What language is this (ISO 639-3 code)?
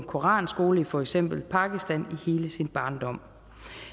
dan